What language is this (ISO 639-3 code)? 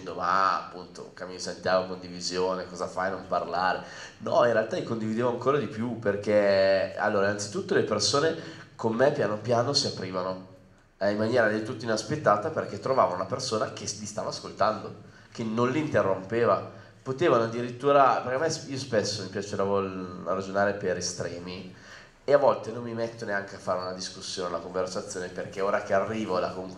ita